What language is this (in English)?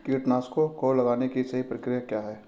Hindi